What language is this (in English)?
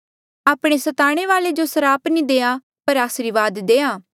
Mandeali